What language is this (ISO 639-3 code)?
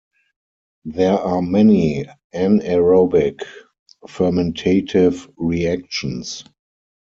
eng